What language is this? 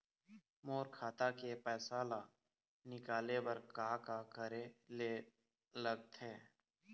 Chhattisgarhi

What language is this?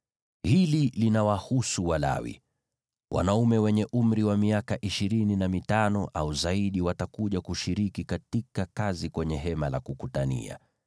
Swahili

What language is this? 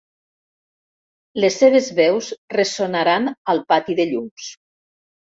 Catalan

